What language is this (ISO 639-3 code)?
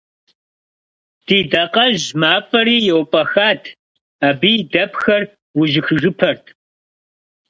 kbd